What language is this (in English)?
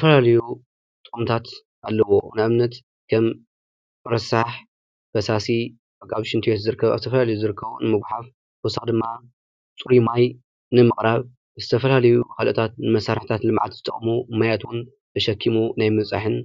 Tigrinya